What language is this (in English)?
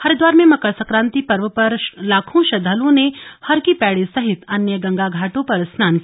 Hindi